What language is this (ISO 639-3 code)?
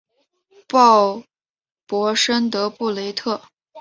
zho